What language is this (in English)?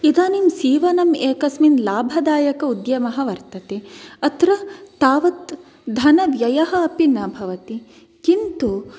Sanskrit